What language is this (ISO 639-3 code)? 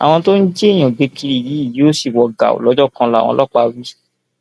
yor